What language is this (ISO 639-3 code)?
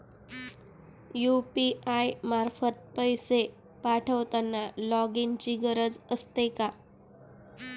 mar